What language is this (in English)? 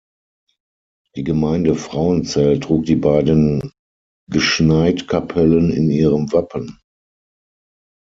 German